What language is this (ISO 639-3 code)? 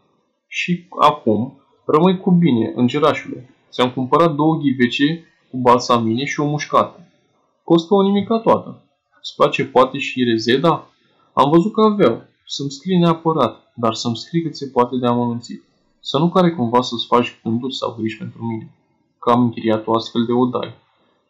ron